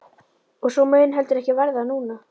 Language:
Icelandic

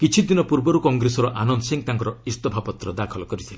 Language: Odia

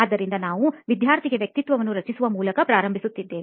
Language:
Kannada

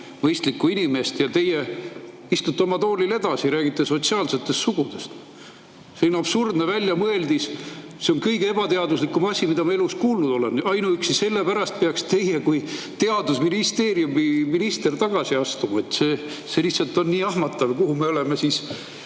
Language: Estonian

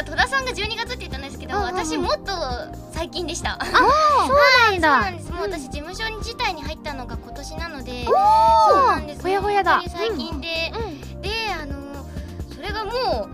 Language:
Japanese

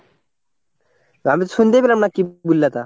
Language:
Bangla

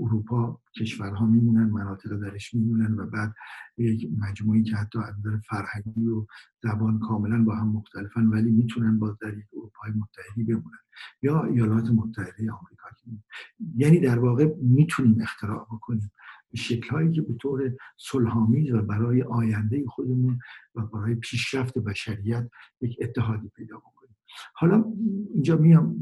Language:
Persian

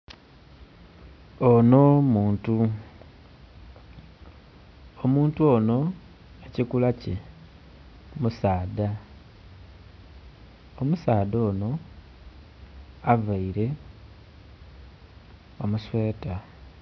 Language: Soga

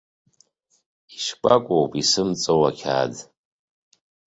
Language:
Abkhazian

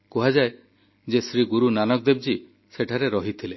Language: Odia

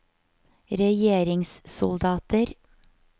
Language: Norwegian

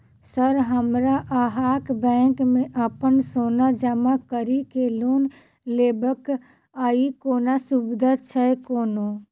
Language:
Maithili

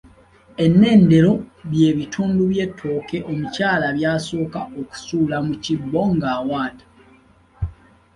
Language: Ganda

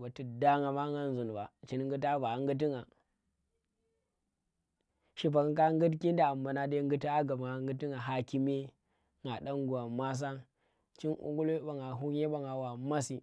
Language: Tera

